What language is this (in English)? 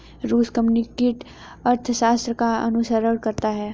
Hindi